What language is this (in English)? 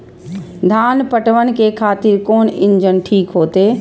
Maithili